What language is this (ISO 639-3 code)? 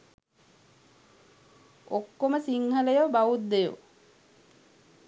sin